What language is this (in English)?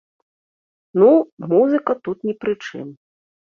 Belarusian